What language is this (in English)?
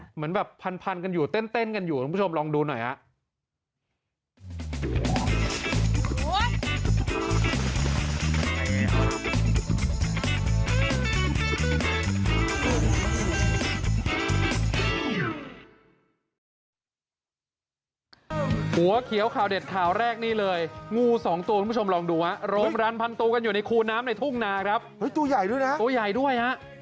Thai